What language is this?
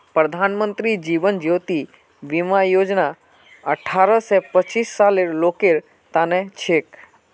Magahi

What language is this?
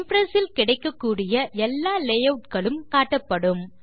Tamil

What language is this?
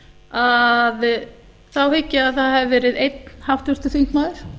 Icelandic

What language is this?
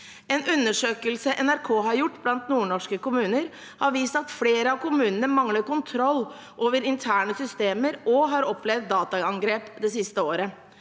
Norwegian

